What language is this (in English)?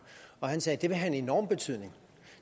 Danish